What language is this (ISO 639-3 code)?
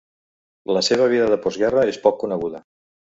cat